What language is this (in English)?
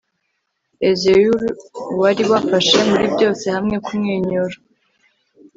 Kinyarwanda